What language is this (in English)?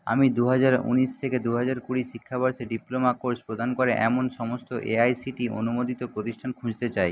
Bangla